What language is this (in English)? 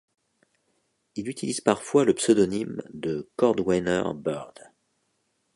French